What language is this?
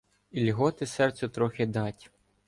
Ukrainian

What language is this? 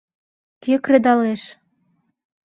Mari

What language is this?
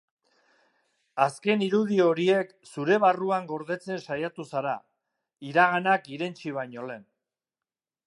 Basque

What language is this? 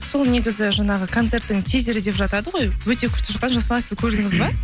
Kazakh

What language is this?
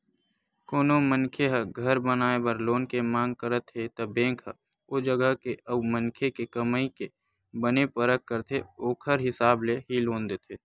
Chhattisgarhi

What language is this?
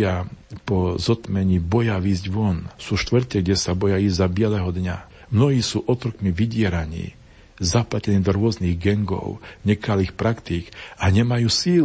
Slovak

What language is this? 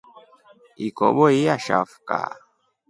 Rombo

